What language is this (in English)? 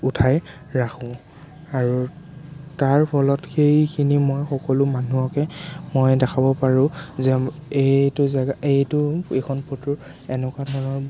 Assamese